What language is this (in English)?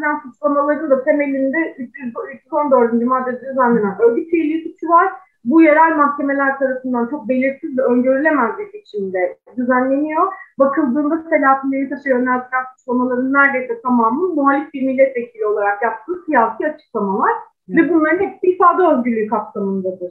Turkish